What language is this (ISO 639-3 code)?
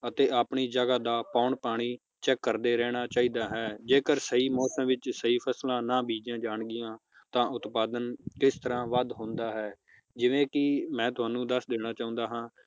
pan